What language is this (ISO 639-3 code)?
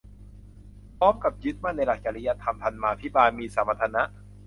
tha